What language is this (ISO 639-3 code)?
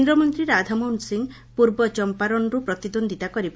ori